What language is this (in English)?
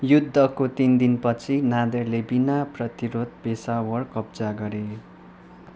Nepali